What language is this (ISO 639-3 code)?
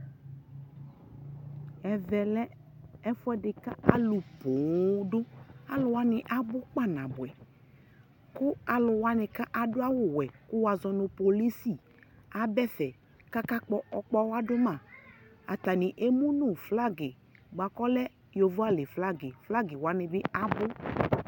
kpo